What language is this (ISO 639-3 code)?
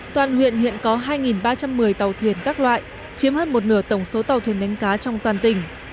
vie